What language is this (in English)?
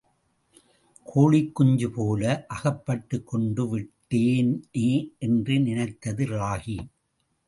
Tamil